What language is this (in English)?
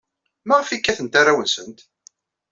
Kabyle